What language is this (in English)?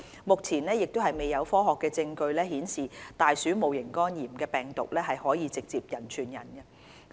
Cantonese